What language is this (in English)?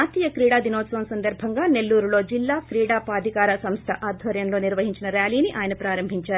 Telugu